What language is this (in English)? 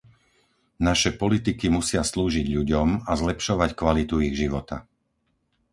Slovak